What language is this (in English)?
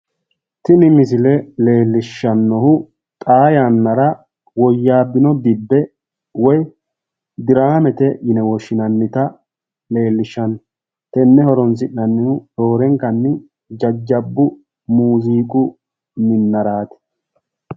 Sidamo